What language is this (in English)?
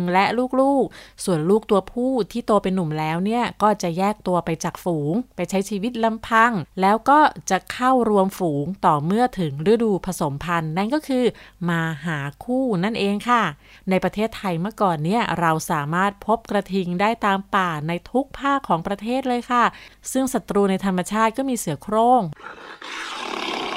Thai